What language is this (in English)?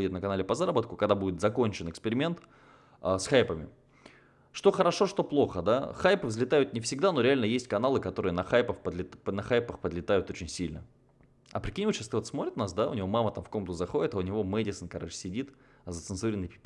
Russian